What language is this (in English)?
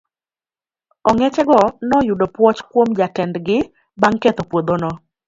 Luo (Kenya and Tanzania)